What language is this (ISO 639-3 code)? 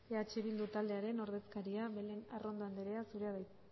eus